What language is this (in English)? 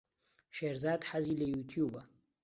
Central Kurdish